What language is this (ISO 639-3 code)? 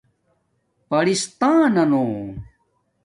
dmk